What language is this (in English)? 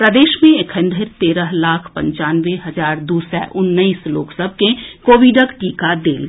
Maithili